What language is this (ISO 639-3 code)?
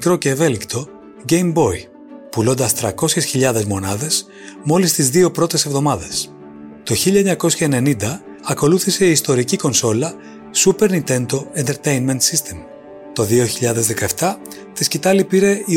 ell